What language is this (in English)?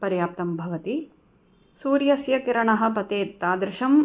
Sanskrit